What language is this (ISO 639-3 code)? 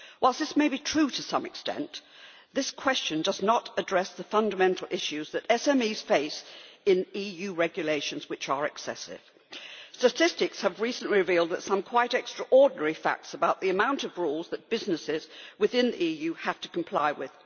eng